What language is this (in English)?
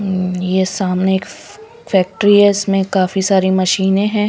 Hindi